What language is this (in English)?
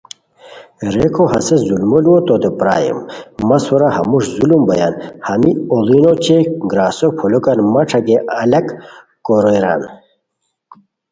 Khowar